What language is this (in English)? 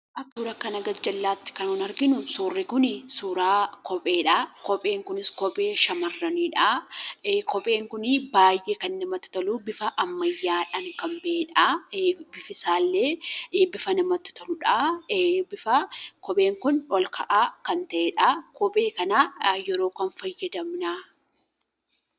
Oromo